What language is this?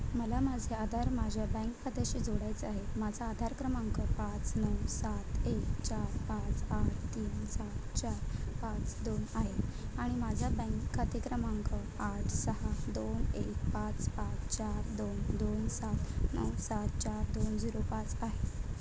Marathi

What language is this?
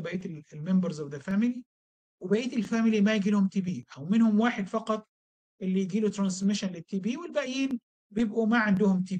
Arabic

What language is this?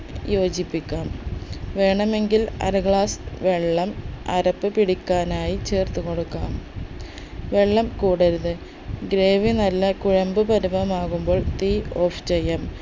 Malayalam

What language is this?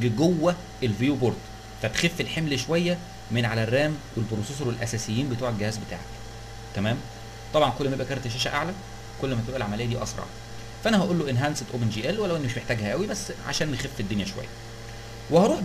Arabic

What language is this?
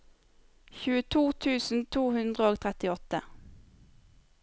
Norwegian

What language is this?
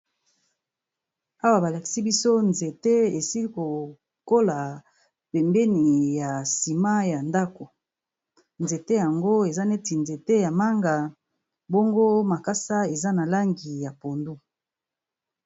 Lingala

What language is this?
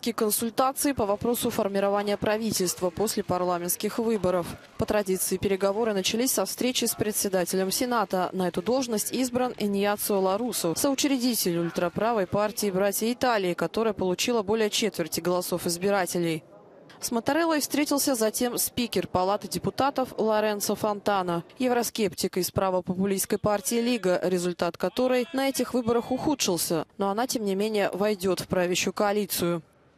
Russian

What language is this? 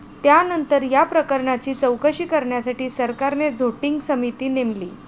Marathi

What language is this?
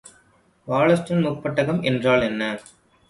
Tamil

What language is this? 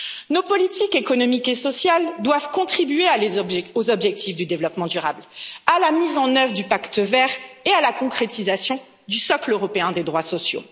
French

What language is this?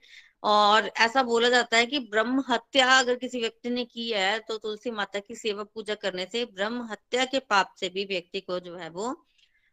Hindi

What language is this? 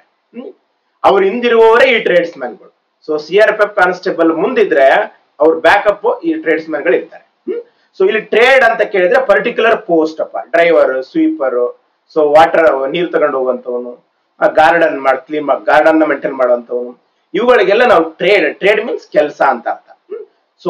English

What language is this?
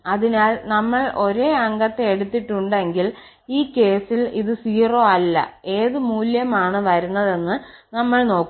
Malayalam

